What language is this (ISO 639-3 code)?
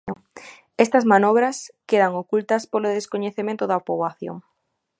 glg